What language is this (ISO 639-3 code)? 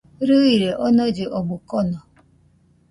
hux